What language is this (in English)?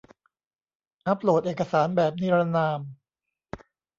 Thai